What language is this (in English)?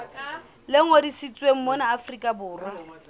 Southern Sotho